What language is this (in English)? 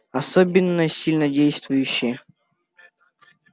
Russian